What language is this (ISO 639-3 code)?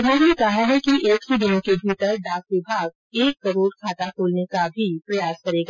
hin